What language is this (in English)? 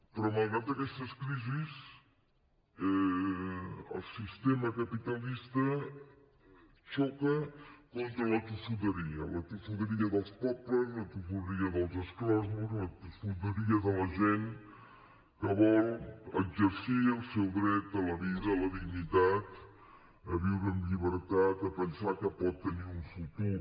Catalan